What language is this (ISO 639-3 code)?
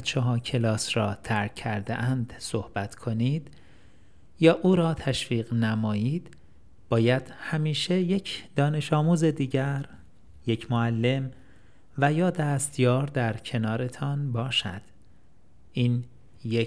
fas